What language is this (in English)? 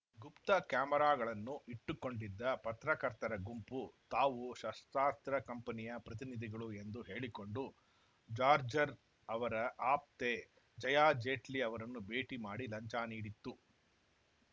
Kannada